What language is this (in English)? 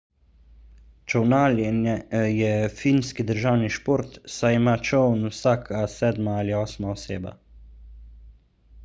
Slovenian